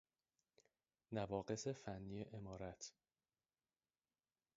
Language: Persian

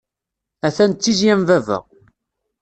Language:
Kabyle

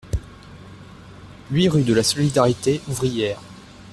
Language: French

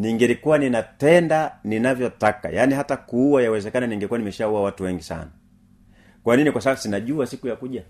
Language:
Swahili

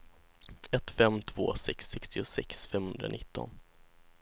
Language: Swedish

